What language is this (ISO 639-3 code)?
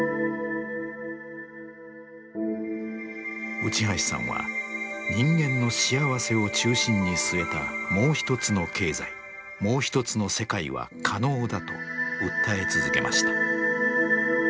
jpn